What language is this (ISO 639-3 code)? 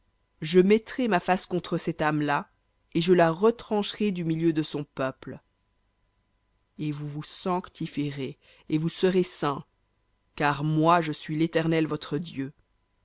fra